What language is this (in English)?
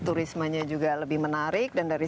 Indonesian